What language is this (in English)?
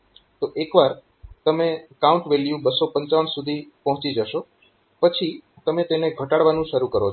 Gujarati